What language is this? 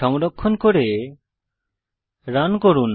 Bangla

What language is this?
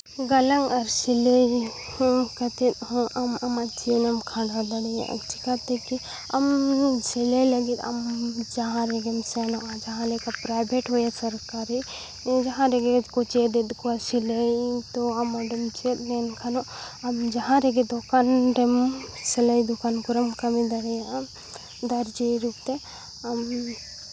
Santali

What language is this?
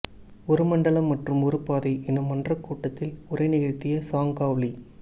Tamil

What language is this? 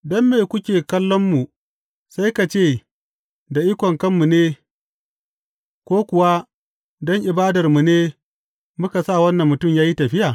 Hausa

